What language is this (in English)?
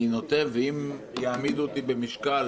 Hebrew